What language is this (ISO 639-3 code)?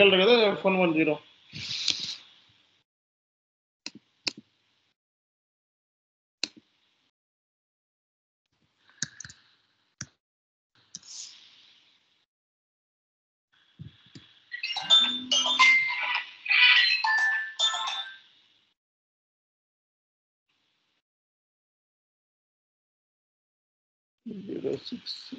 tel